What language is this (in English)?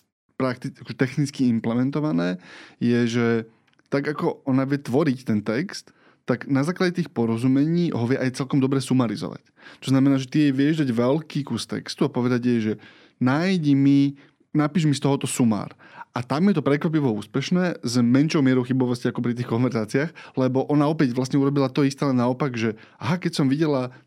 Slovak